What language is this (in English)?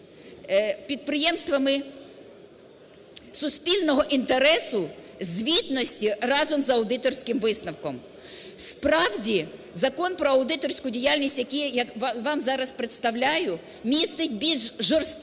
Ukrainian